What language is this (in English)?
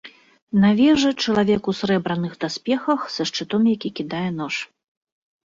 Belarusian